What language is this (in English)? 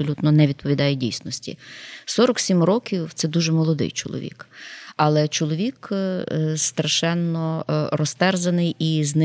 Ukrainian